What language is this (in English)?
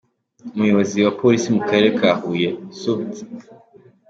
Kinyarwanda